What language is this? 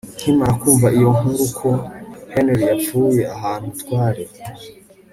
Kinyarwanda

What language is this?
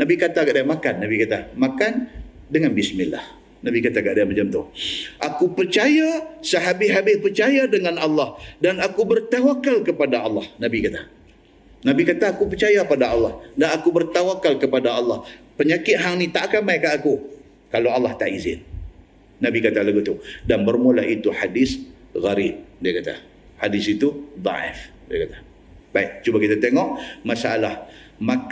Malay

